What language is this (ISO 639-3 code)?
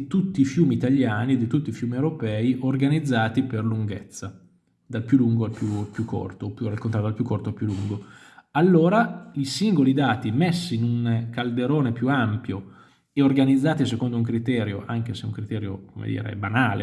ita